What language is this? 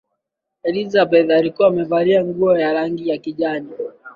Swahili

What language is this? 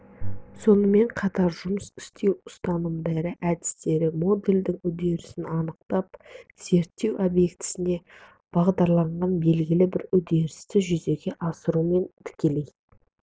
Kazakh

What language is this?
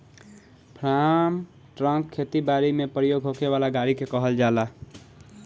Bhojpuri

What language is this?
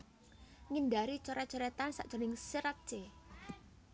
Javanese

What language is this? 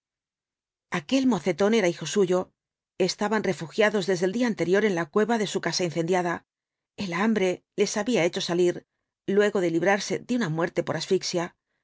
Spanish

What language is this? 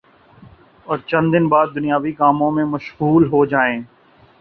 Urdu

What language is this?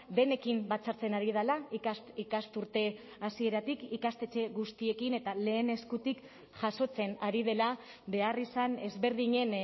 Basque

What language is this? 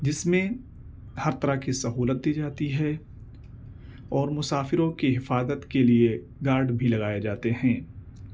Urdu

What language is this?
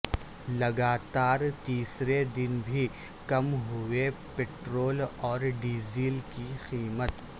Urdu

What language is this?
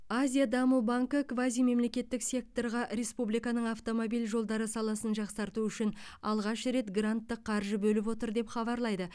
Kazakh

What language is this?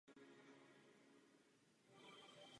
Czech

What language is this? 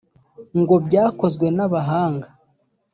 Kinyarwanda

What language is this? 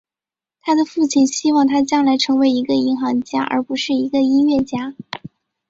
Chinese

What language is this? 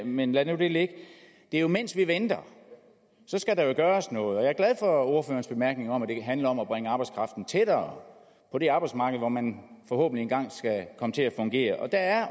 Danish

